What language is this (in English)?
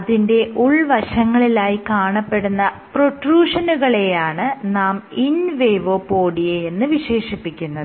Malayalam